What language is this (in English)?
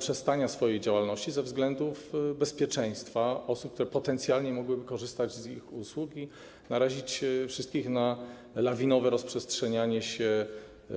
Polish